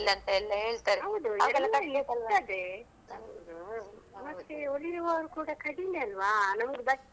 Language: Kannada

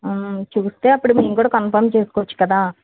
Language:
Telugu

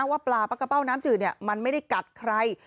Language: Thai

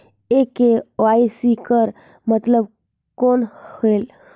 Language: Chhattisgarhi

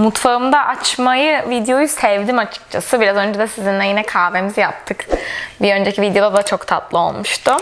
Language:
Turkish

